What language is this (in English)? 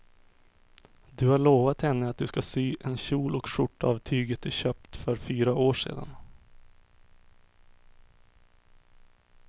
Swedish